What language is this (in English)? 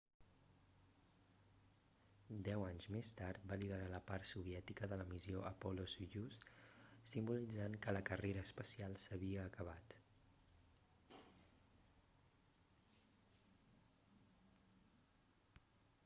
Catalan